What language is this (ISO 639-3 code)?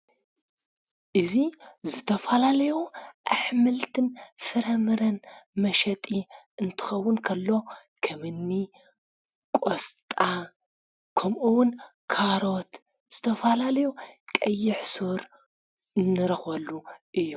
tir